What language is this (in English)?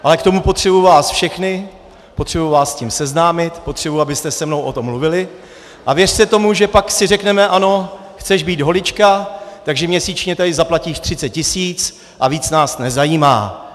Czech